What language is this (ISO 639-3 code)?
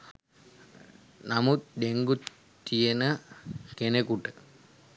sin